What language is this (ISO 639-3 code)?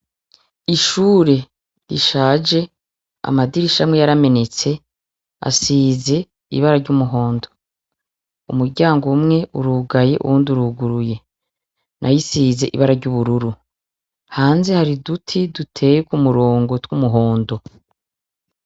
run